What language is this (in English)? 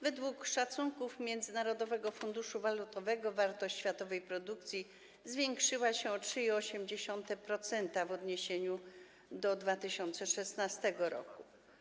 Polish